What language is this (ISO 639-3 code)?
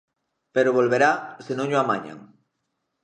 glg